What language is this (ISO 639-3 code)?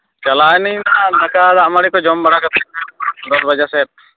sat